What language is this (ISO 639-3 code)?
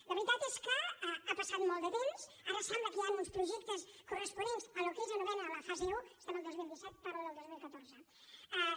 cat